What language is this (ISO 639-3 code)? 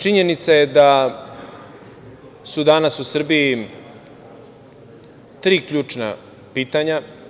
srp